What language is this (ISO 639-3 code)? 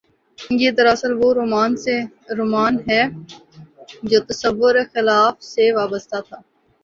urd